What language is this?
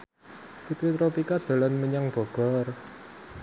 Javanese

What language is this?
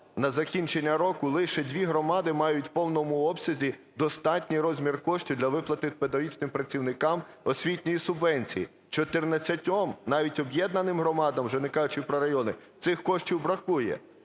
Ukrainian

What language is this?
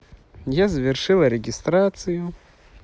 Russian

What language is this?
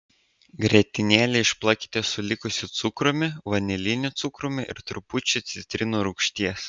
Lithuanian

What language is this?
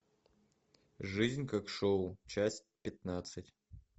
Russian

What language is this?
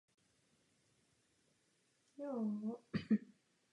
Czech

